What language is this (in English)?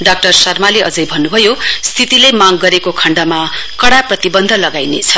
Nepali